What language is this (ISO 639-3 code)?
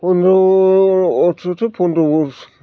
brx